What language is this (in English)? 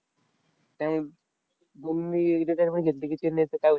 Marathi